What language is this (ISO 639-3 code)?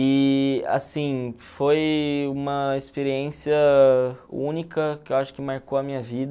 por